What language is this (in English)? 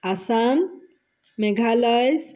Assamese